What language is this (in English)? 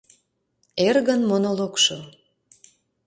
Mari